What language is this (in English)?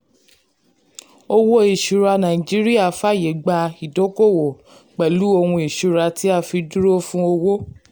Yoruba